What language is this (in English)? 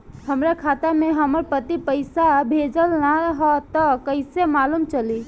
Bhojpuri